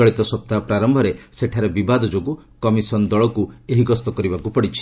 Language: Odia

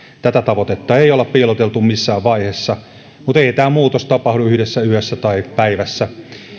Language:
Finnish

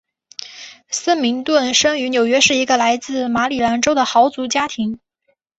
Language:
Chinese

